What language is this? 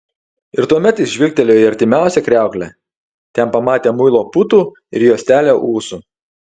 Lithuanian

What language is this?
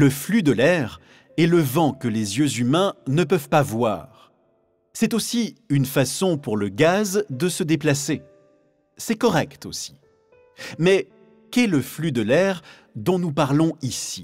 French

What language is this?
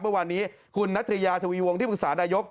Thai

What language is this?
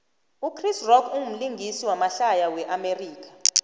South Ndebele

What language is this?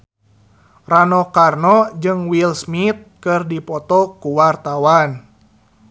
Sundanese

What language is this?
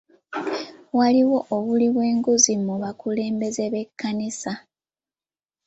Ganda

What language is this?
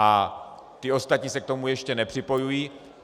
Czech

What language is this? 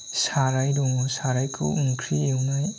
Bodo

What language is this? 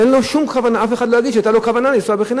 Hebrew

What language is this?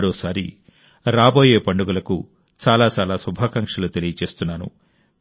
Telugu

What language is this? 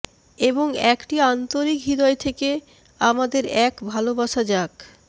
Bangla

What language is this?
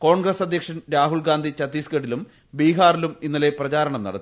Malayalam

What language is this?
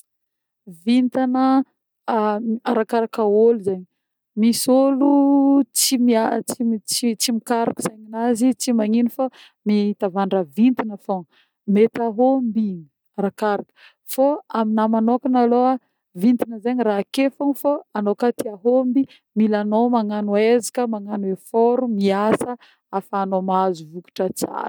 Northern Betsimisaraka Malagasy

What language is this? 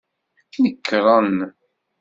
Kabyle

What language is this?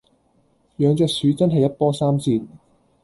Cantonese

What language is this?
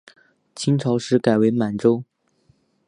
Chinese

